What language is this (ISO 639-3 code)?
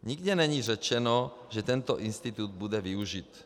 ces